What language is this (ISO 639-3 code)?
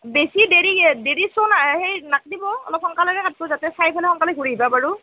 asm